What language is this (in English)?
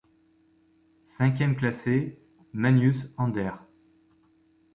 French